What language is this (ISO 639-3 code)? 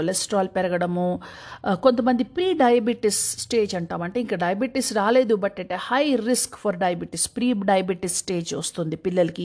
tel